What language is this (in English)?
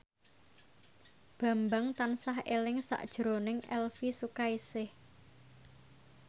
Javanese